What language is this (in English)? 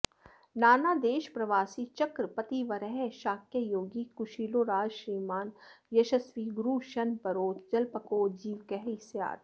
Sanskrit